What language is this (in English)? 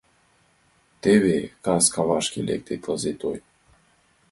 Mari